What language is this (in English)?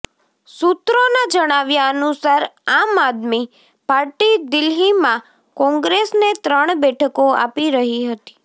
Gujarati